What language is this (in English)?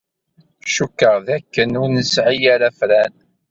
Kabyle